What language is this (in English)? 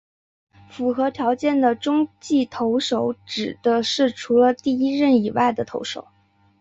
Chinese